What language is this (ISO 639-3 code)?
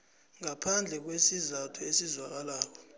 nbl